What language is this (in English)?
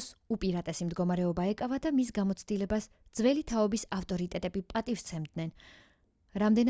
Georgian